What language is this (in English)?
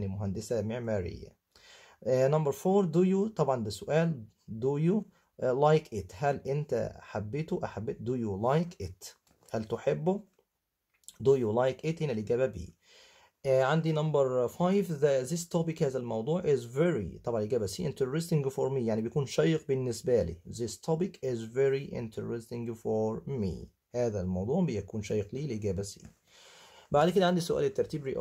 Arabic